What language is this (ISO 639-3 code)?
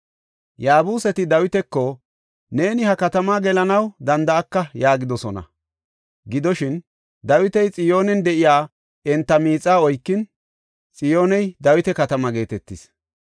gof